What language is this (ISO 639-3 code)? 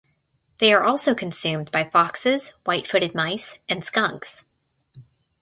eng